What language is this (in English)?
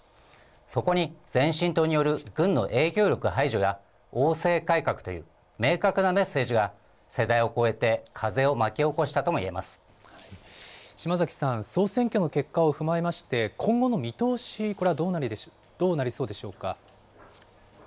Japanese